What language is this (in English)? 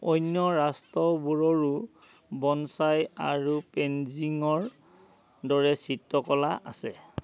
Assamese